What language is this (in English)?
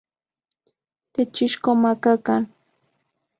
Central Puebla Nahuatl